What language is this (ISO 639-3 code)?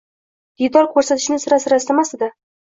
uzb